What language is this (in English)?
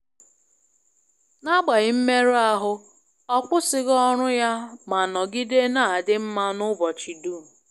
Igbo